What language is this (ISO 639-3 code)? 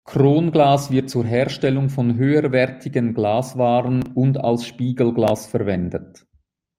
deu